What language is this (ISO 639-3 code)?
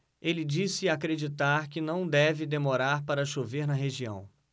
por